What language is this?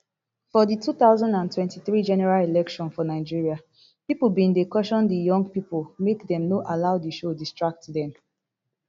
Nigerian Pidgin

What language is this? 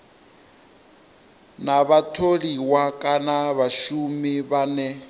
Venda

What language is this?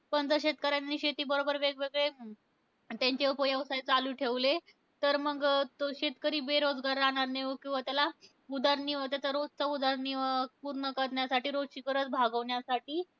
Marathi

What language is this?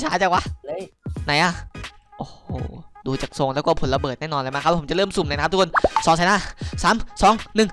Thai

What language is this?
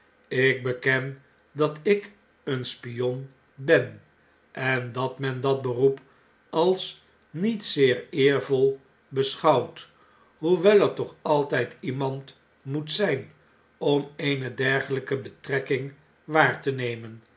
Dutch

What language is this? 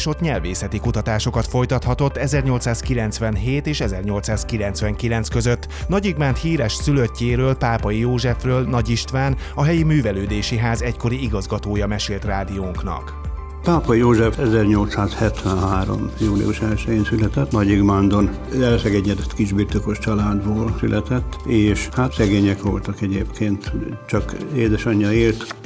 Hungarian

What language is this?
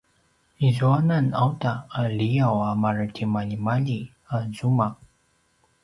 Paiwan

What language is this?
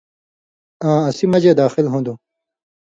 Indus Kohistani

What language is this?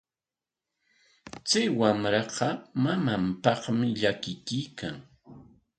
Corongo Ancash Quechua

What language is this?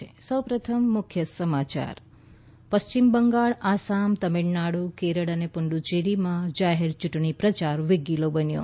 Gujarati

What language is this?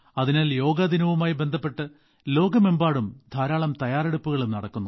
Malayalam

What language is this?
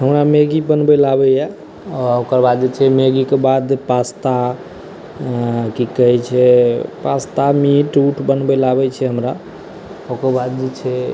Maithili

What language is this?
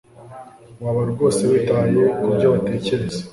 Kinyarwanda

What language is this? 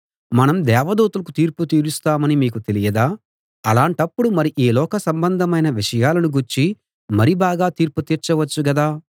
Telugu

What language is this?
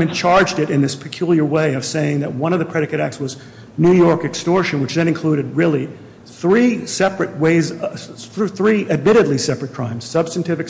English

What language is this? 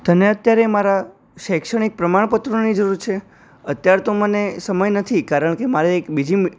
Gujarati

